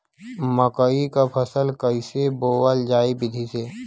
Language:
Bhojpuri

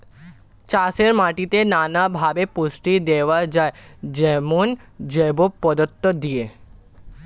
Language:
Bangla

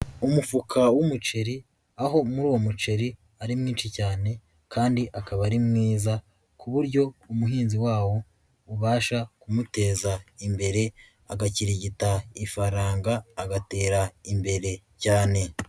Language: Kinyarwanda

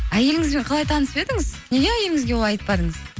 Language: Kazakh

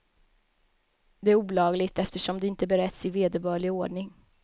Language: Swedish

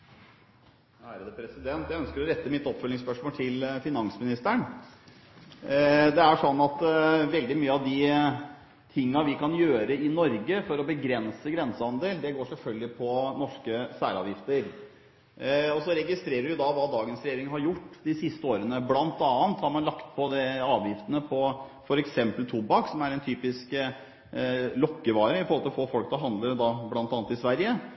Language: Norwegian Bokmål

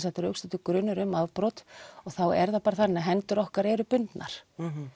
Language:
Icelandic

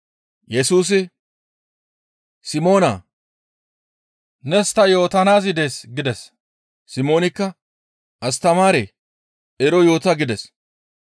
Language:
Gamo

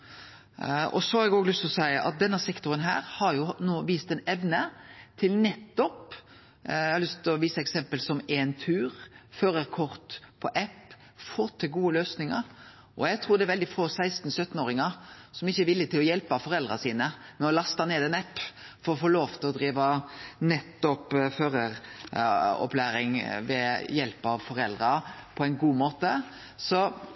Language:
Norwegian Nynorsk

